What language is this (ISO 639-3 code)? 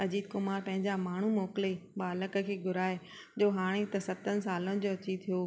snd